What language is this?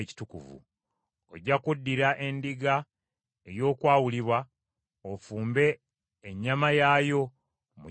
Ganda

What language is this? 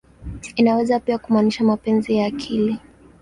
Swahili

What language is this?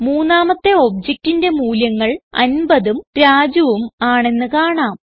Malayalam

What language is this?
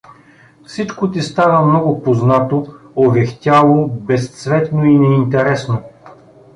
Bulgarian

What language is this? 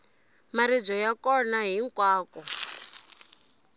Tsonga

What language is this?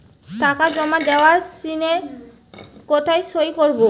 Bangla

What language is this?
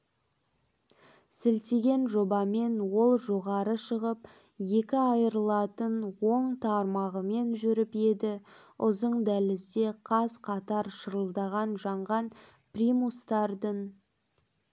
Kazakh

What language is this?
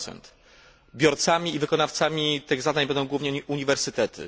Polish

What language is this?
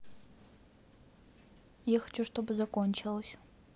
Russian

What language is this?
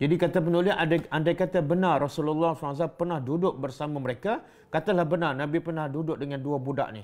Malay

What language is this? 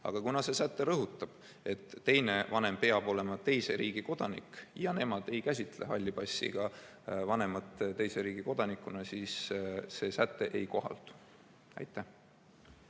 Estonian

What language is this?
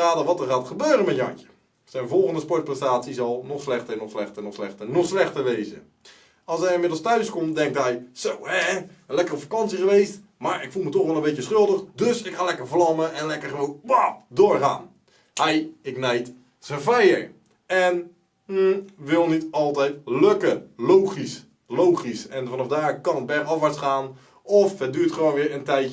Dutch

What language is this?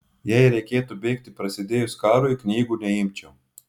Lithuanian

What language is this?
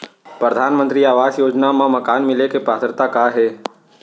Chhattisgarhi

